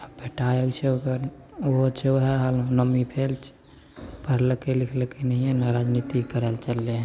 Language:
Maithili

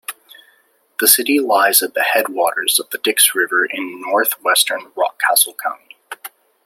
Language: English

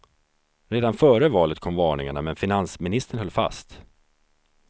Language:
Swedish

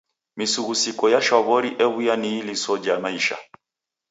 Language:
Taita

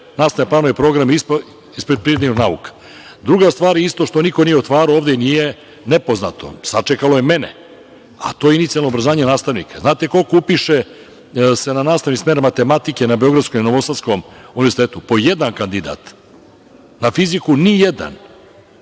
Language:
Serbian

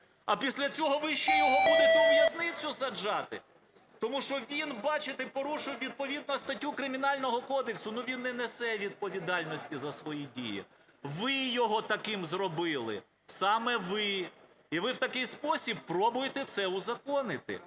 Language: Ukrainian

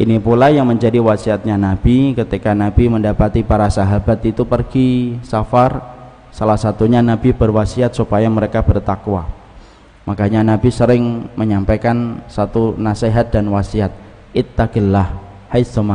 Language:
Indonesian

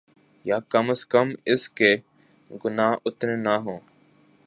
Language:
Urdu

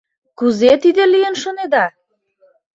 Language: Mari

